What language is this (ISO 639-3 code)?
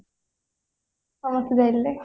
ori